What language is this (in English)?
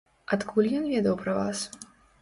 Belarusian